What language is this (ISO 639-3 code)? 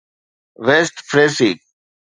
snd